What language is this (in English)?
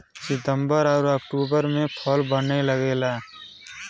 Bhojpuri